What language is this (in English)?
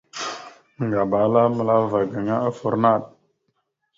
Mada (Cameroon)